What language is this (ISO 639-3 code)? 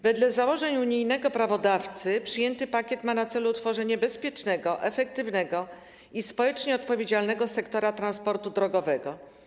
pol